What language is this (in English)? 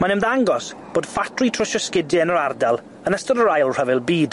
Welsh